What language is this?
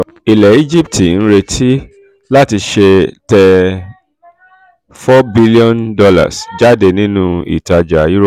Yoruba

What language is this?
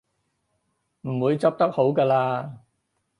Cantonese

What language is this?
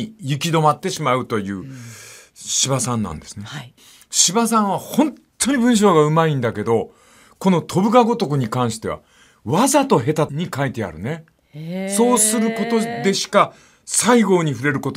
Japanese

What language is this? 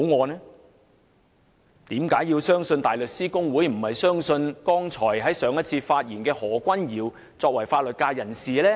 Cantonese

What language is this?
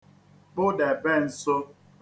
Igbo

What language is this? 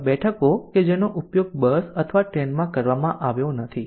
Gujarati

